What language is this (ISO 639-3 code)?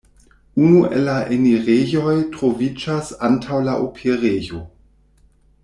epo